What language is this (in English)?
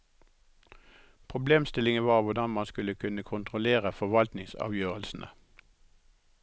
Norwegian